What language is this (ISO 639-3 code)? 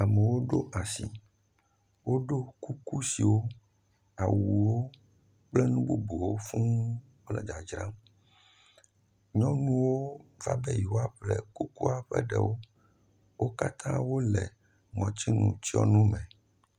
ewe